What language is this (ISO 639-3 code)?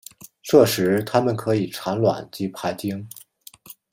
zho